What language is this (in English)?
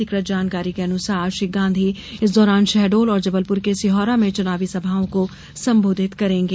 Hindi